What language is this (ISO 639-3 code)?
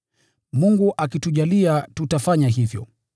swa